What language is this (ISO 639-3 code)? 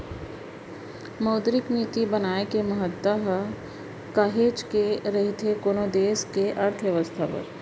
hne